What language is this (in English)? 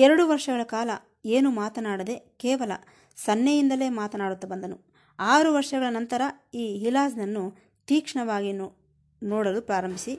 Kannada